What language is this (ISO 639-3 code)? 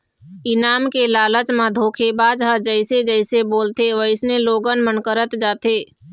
hne